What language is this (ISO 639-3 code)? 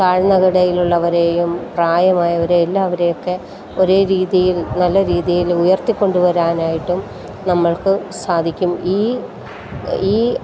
mal